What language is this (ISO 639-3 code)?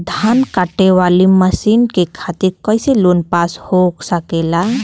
bho